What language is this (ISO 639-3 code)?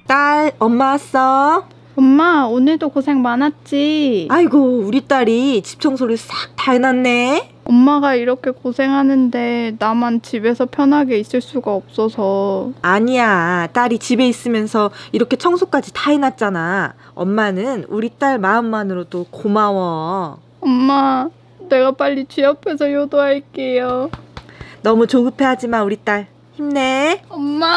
kor